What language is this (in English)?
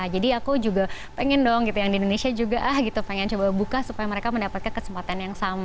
Indonesian